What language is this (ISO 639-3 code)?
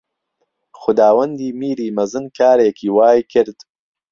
ckb